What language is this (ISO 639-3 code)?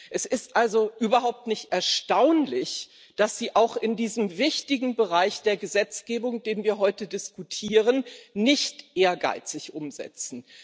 deu